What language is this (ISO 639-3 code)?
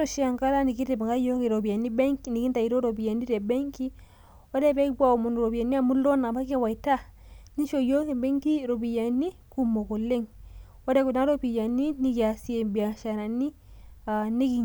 mas